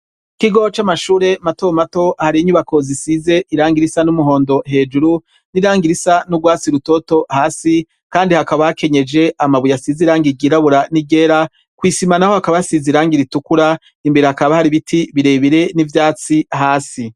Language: Rundi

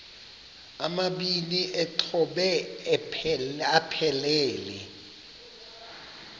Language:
Xhosa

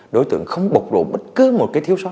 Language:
Vietnamese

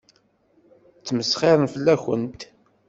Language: Kabyle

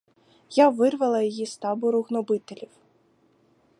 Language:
Ukrainian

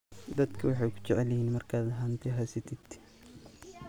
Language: Somali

